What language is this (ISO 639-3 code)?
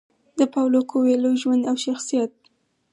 pus